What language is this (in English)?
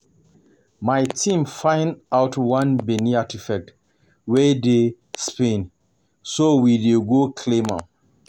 Nigerian Pidgin